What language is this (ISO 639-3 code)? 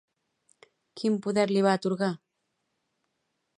cat